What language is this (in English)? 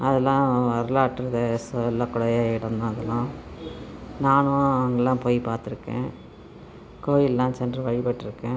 Tamil